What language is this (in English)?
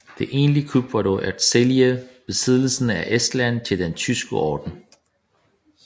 Danish